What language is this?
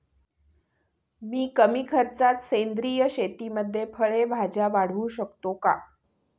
Marathi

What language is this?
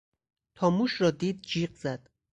Persian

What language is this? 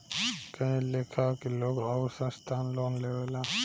Bhojpuri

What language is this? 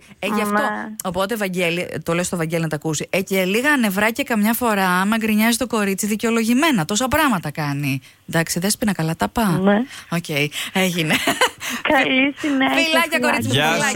Greek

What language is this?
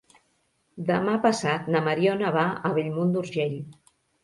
Catalan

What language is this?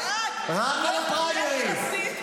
Hebrew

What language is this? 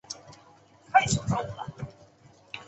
Chinese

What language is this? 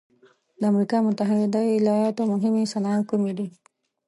Pashto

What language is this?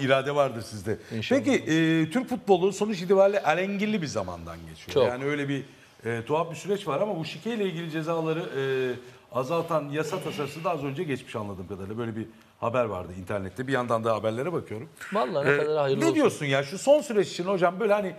Turkish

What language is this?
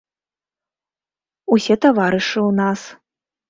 Belarusian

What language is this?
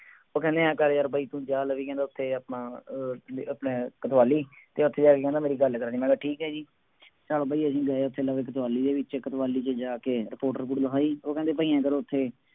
Punjabi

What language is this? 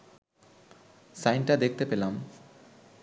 Bangla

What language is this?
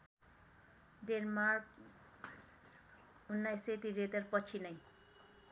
Nepali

